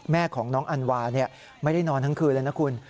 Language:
Thai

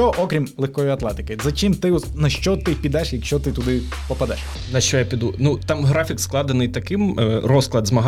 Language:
Ukrainian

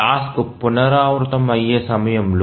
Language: Telugu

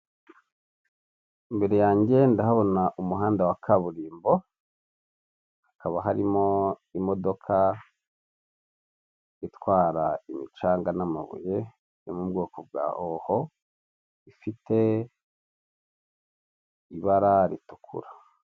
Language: Kinyarwanda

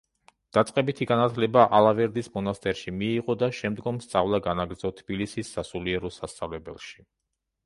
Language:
Georgian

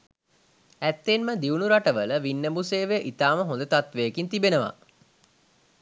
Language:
Sinhala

